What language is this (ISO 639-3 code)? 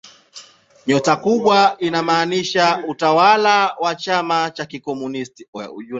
swa